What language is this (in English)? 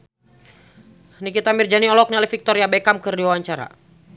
Sundanese